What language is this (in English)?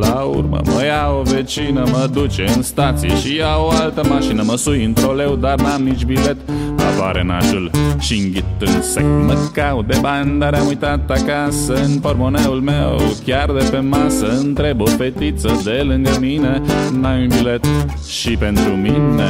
Romanian